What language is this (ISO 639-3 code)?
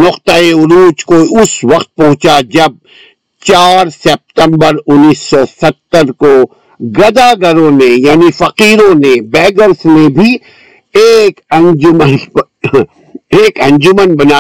urd